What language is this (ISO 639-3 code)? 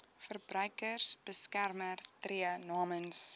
afr